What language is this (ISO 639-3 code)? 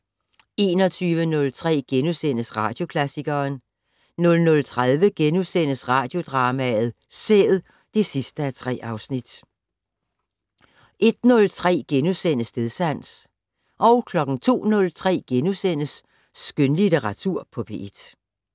dan